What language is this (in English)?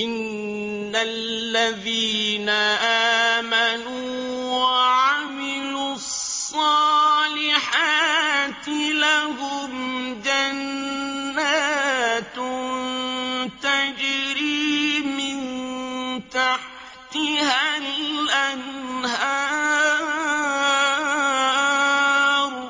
Arabic